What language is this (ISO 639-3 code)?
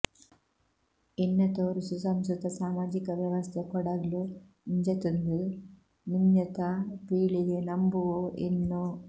kan